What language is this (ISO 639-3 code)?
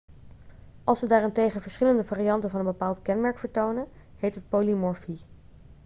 nld